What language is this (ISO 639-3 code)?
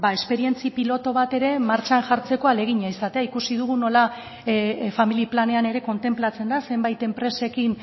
eus